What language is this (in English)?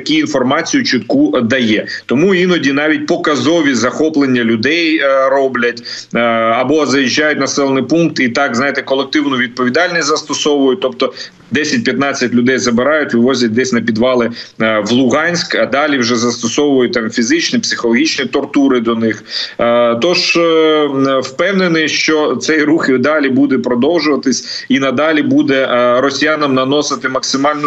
Ukrainian